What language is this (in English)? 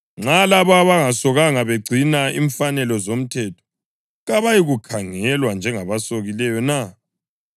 North Ndebele